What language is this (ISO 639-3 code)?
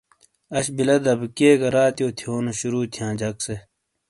scl